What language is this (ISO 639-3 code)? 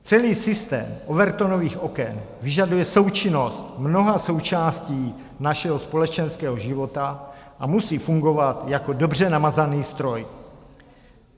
ces